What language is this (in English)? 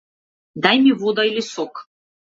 Macedonian